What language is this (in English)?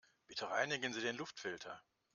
German